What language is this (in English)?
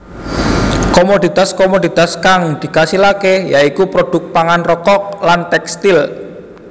Javanese